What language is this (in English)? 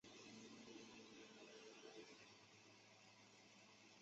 Chinese